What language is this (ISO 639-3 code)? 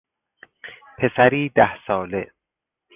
fas